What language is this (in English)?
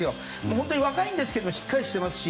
Japanese